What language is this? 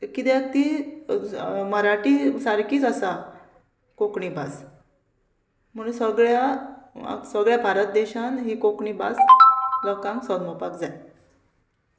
Konkani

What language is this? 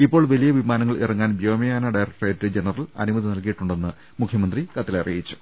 Malayalam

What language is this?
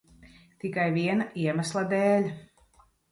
Latvian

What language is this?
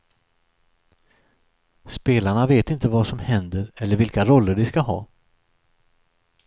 Swedish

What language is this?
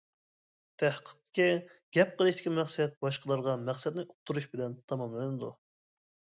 Uyghur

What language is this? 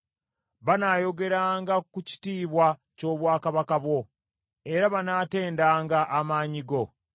Ganda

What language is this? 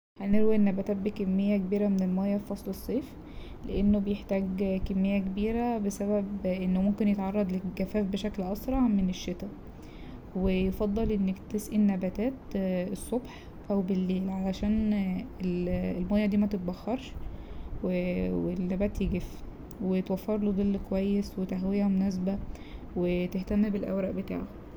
Egyptian Arabic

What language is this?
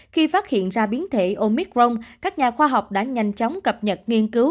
Vietnamese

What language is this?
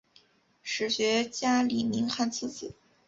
Chinese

